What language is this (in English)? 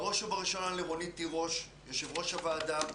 Hebrew